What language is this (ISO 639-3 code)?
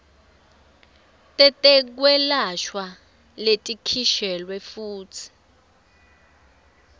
ssw